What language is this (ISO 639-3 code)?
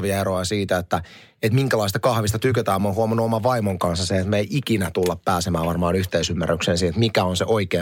fin